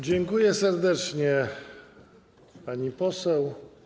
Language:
Polish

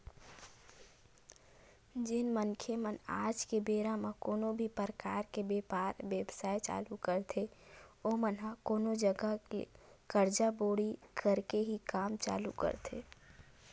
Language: Chhattisgarhi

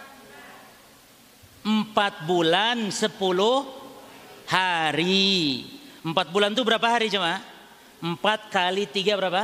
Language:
Indonesian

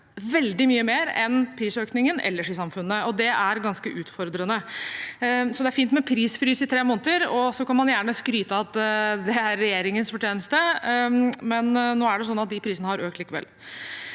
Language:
Norwegian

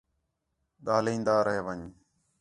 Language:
Khetrani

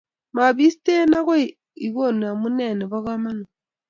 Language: Kalenjin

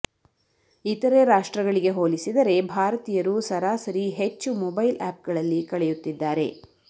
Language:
Kannada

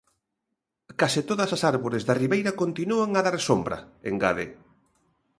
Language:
Galician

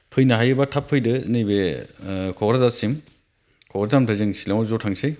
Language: Bodo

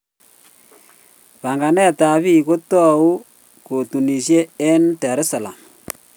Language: Kalenjin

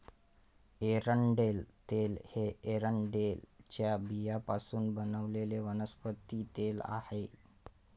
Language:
Marathi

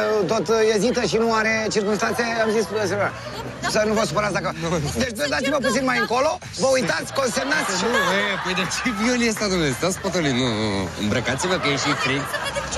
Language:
Romanian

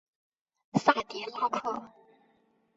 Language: Chinese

